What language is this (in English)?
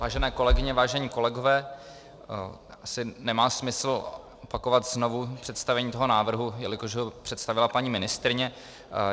Czech